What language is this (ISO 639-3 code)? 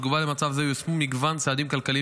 heb